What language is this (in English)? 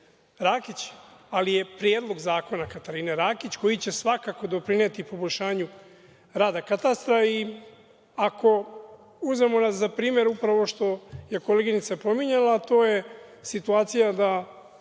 Serbian